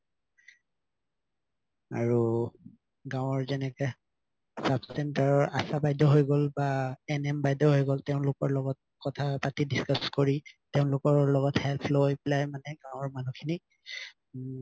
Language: Assamese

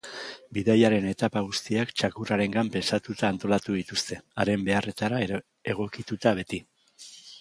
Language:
Basque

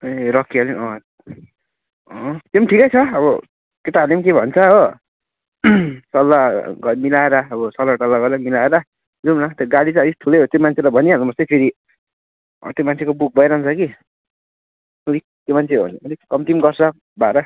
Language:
Nepali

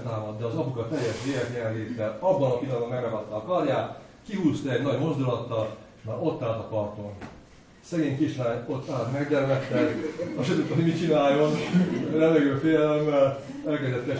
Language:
Hungarian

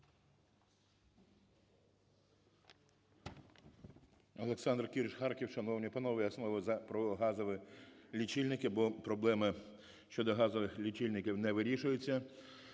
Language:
Ukrainian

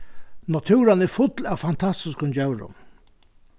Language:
Faroese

